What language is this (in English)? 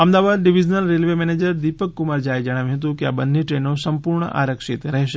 Gujarati